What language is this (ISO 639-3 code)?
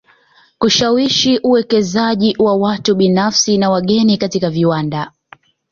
swa